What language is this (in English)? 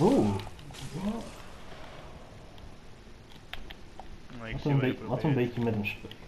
Dutch